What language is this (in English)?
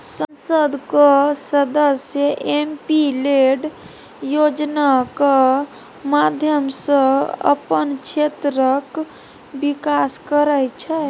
Maithili